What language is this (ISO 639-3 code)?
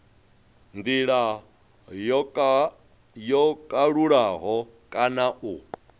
ven